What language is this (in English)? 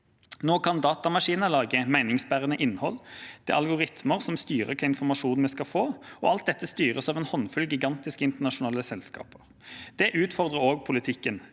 Norwegian